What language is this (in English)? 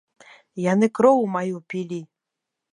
Belarusian